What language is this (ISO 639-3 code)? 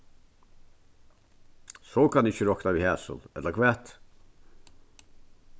fao